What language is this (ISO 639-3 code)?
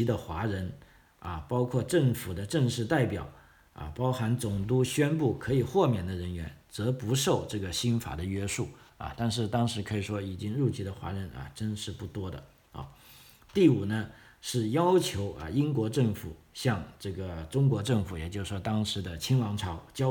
zho